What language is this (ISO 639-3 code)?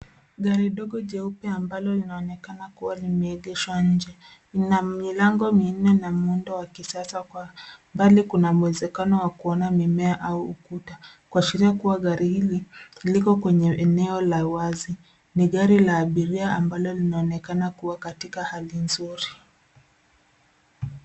swa